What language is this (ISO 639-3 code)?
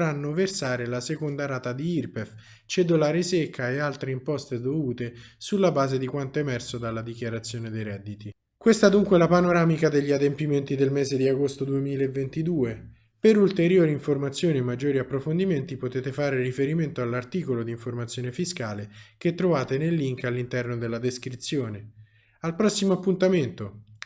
ita